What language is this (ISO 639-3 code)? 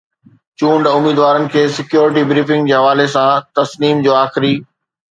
snd